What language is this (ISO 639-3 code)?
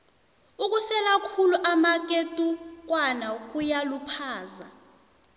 nbl